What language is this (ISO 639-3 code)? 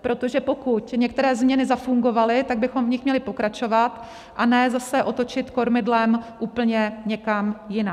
ces